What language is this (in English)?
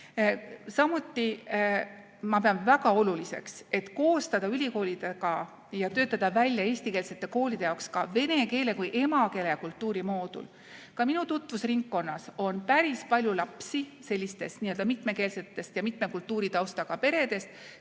Estonian